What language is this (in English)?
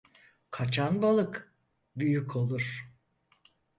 Turkish